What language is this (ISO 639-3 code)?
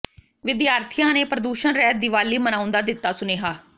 pan